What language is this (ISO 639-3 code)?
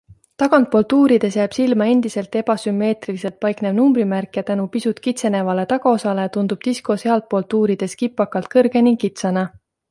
est